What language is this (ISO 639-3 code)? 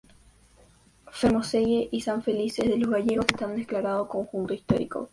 spa